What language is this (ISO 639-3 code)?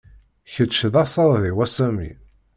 kab